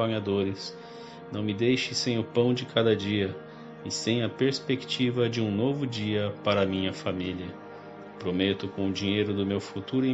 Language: Portuguese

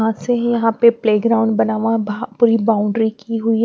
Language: Hindi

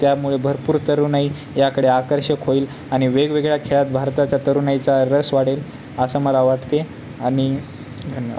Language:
Marathi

